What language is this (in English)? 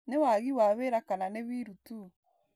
Kikuyu